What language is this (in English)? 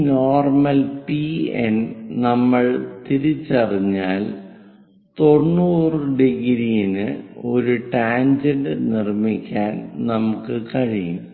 Malayalam